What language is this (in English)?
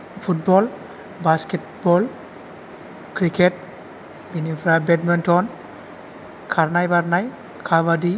Bodo